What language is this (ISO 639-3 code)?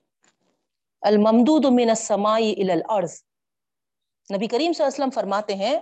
urd